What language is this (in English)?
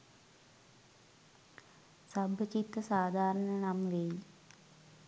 Sinhala